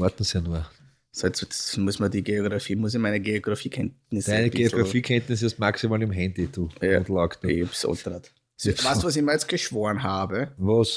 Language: German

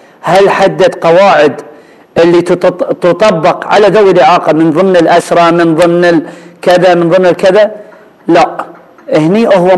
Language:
Arabic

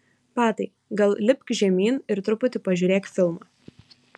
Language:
Lithuanian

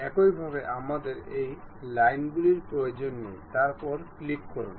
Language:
Bangla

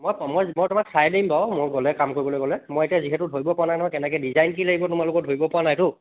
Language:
Assamese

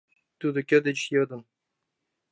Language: Mari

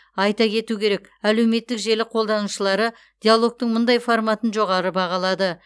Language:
Kazakh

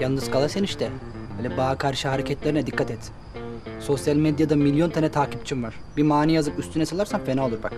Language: Turkish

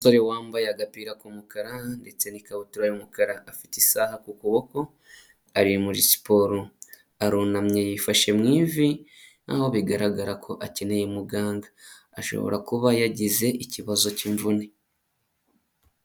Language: Kinyarwanda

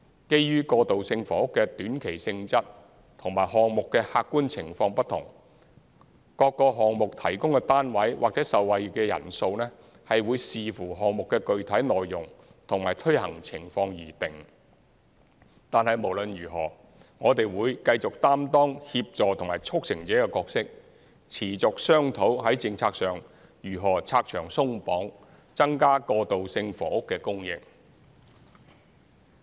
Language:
Cantonese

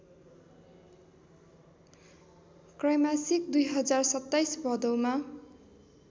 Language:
Nepali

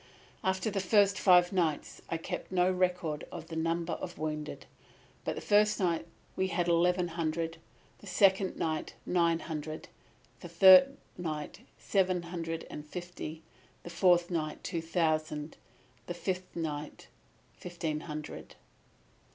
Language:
English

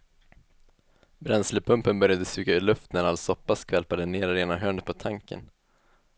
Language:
Swedish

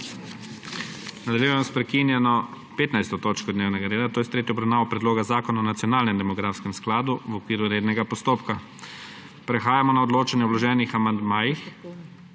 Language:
Slovenian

